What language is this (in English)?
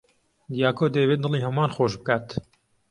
Central Kurdish